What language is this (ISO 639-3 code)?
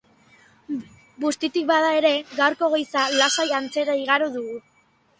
eus